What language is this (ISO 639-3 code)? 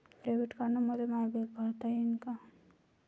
mar